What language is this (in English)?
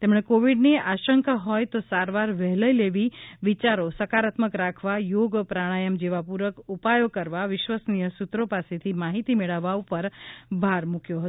Gujarati